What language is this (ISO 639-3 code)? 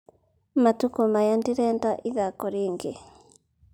kik